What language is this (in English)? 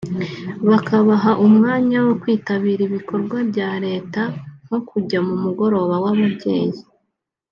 Kinyarwanda